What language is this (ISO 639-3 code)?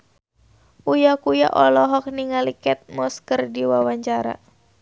sun